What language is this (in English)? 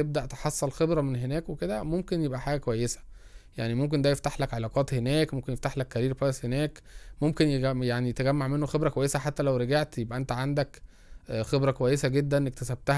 Arabic